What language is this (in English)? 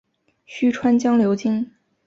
Chinese